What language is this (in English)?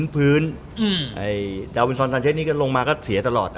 Thai